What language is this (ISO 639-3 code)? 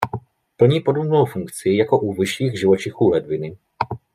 ces